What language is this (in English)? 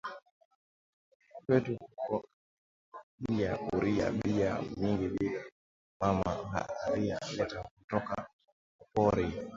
Swahili